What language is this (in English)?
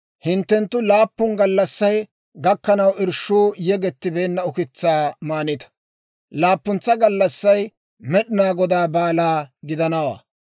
Dawro